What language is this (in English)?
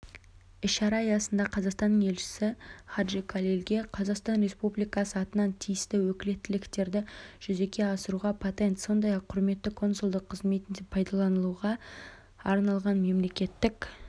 Kazakh